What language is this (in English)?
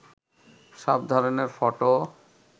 Bangla